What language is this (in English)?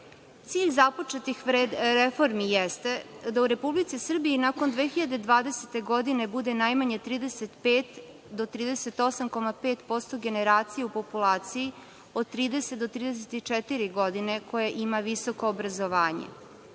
Serbian